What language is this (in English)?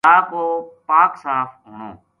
Gujari